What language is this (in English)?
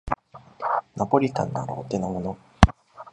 Japanese